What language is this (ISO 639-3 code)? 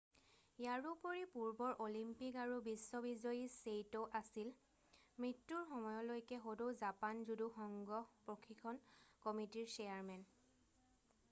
asm